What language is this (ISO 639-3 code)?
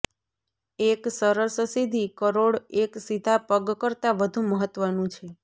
guj